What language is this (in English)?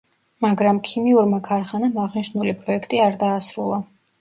Georgian